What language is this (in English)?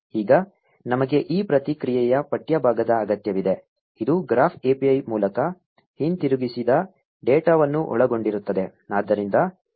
Kannada